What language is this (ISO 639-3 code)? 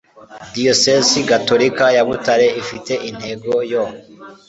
kin